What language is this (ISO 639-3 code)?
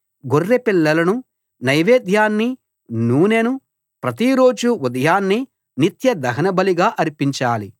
tel